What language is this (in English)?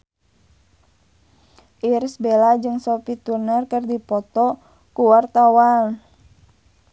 Sundanese